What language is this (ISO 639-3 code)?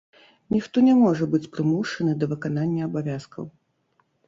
bel